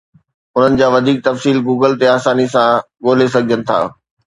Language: Sindhi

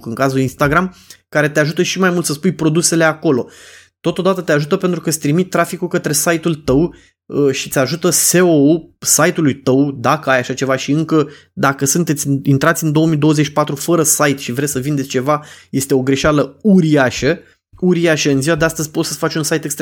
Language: Romanian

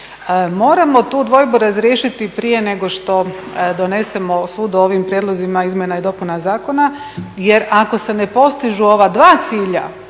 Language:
Croatian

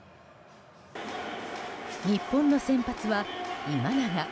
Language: Japanese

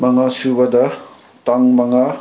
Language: Manipuri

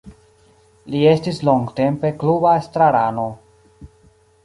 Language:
Esperanto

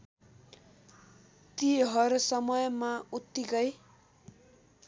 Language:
Nepali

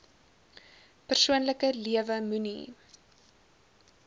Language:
Afrikaans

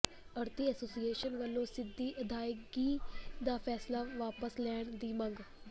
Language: Punjabi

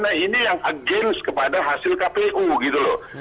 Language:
Indonesian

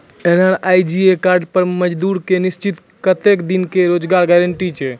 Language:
Maithili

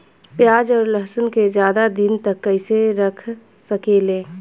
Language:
Bhojpuri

